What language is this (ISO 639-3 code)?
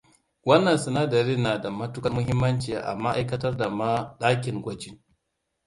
hau